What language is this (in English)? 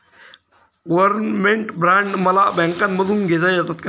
Marathi